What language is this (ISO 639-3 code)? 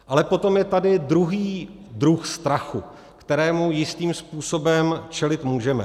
ces